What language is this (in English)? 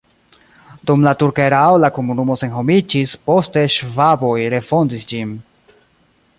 Esperanto